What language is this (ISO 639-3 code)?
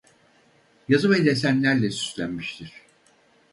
tur